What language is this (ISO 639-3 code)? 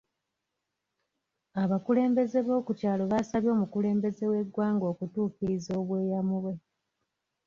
lug